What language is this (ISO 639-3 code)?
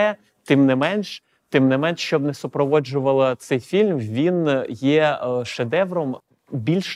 ukr